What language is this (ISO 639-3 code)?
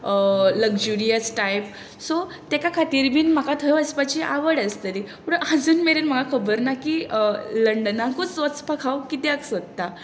kok